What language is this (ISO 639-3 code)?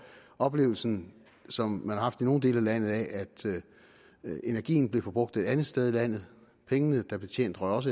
dan